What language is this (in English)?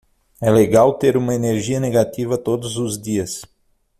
Portuguese